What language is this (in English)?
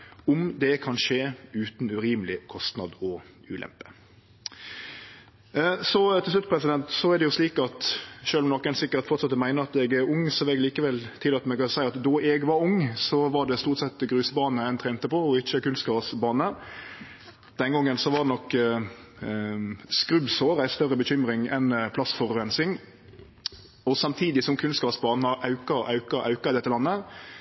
Norwegian Nynorsk